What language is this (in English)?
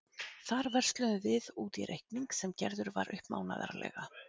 Icelandic